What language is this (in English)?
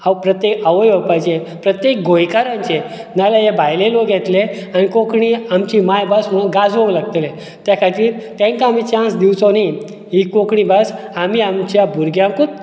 Konkani